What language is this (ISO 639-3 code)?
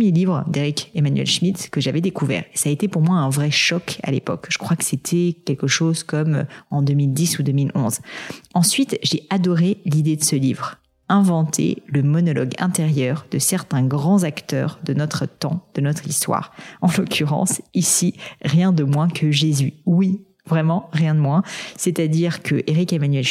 fra